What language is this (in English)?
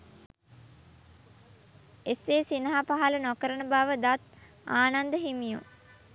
Sinhala